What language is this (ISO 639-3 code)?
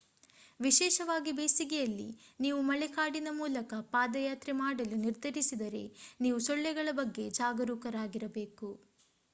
kan